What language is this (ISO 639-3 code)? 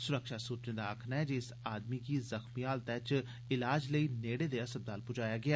doi